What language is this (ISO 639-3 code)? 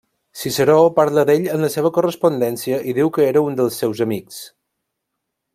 cat